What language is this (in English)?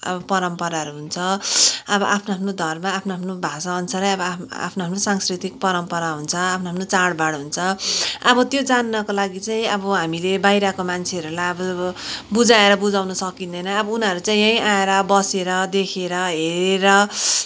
Nepali